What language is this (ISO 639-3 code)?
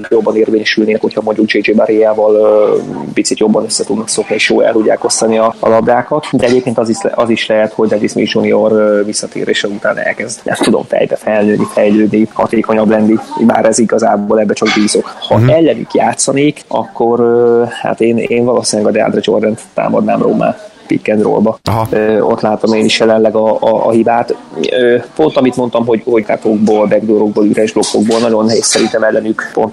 hun